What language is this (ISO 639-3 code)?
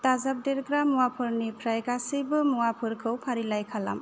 brx